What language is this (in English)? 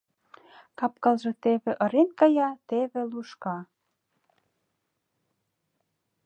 Mari